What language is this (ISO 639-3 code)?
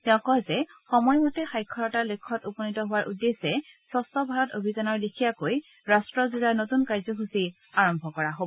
asm